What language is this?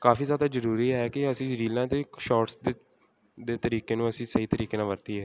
Punjabi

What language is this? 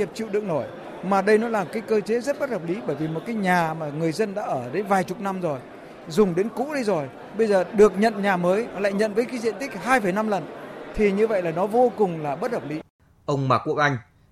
Vietnamese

